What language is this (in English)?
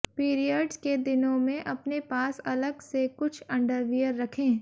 Hindi